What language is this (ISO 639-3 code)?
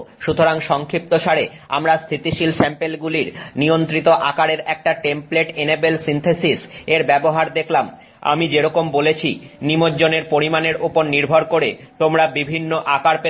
ben